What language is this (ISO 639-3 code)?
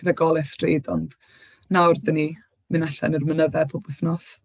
cym